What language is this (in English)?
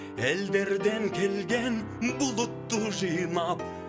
Kazakh